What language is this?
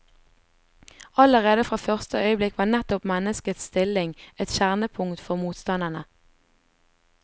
Norwegian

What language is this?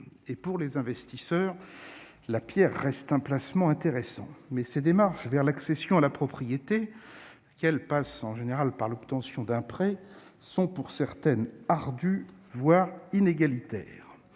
French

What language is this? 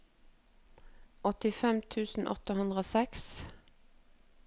Norwegian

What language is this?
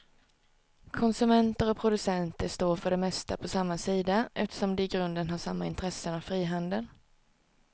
Swedish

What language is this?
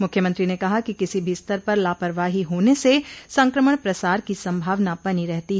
Hindi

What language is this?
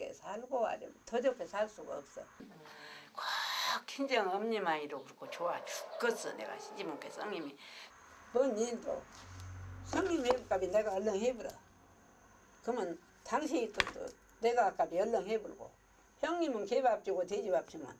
Korean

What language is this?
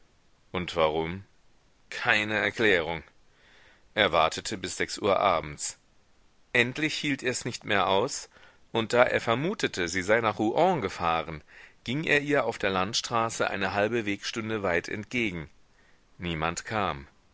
German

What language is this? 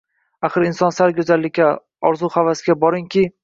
Uzbek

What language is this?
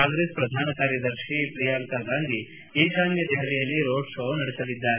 Kannada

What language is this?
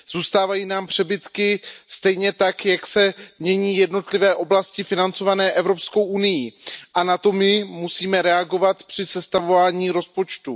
Czech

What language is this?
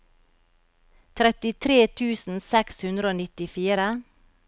Norwegian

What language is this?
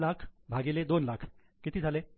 Marathi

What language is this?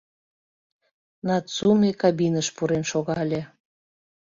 Mari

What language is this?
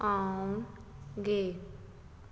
Punjabi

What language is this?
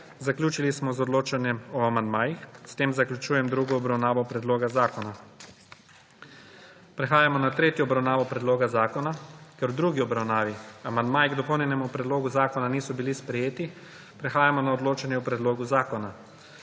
Slovenian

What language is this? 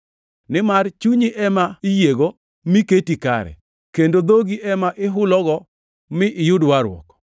Luo (Kenya and Tanzania)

